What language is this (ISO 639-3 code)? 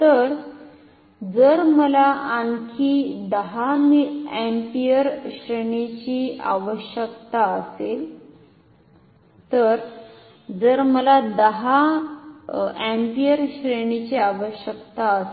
mar